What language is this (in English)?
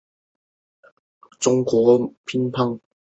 Chinese